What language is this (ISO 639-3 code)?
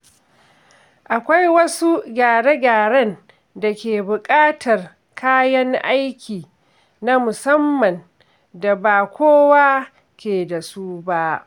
hau